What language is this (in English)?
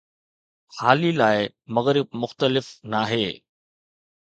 Sindhi